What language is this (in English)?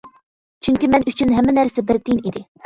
Uyghur